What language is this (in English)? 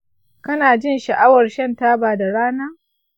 Hausa